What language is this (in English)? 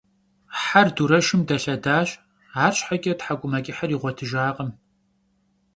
Kabardian